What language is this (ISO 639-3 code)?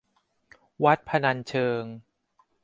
tha